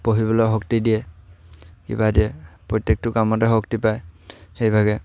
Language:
Assamese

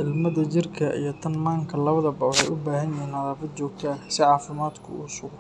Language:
Somali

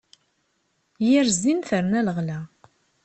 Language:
Kabyle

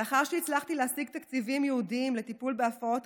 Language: Hebrew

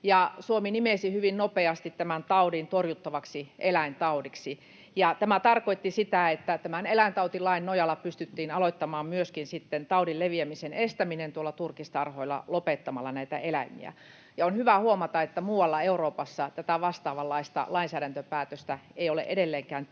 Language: Finnish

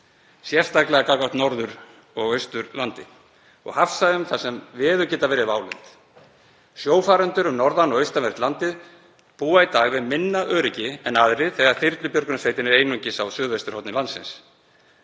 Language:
Icelandic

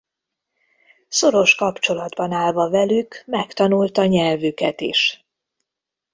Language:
Hungarian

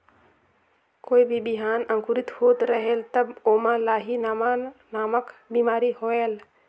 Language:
Chhattisgarhi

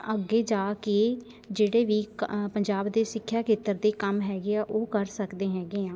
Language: Punjabi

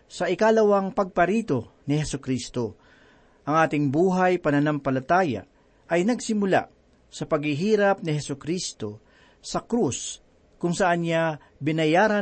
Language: Filipino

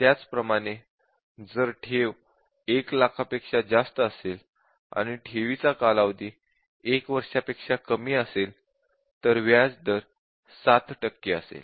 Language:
Marathi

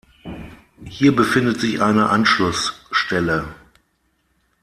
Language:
German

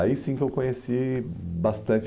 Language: Portuguese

